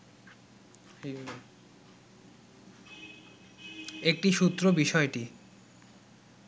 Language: Bangla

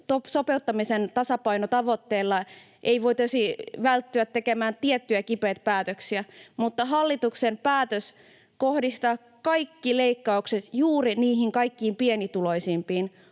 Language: Finnish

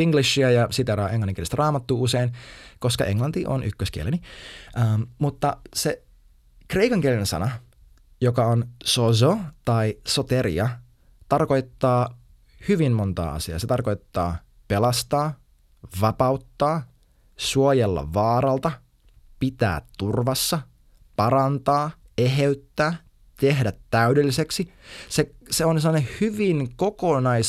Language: Finnish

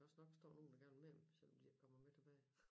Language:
Danish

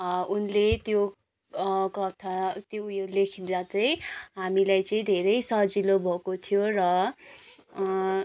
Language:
Nepali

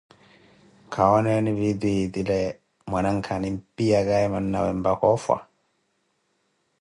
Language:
Koti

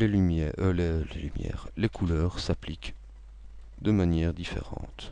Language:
French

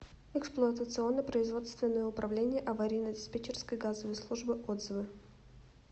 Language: Russian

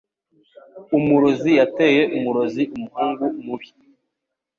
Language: Kinyarwanda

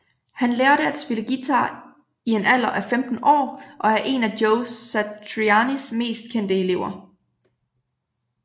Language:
Danish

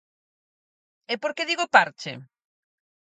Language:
Galician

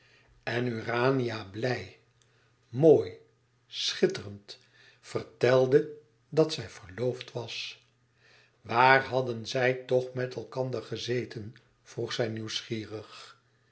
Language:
Dutch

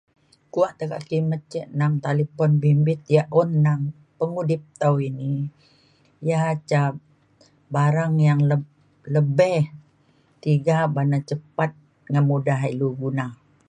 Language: Mainstream Kenyah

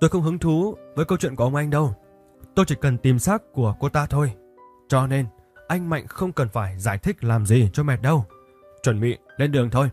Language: Vietnamese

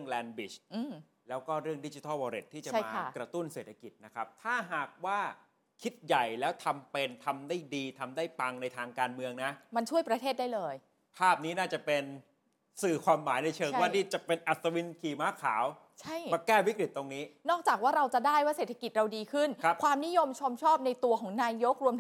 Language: Thai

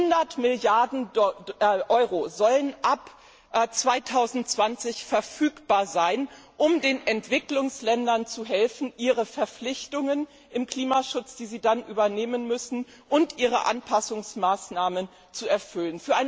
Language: German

